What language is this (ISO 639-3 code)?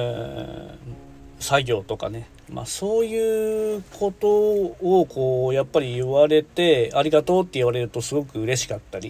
jpn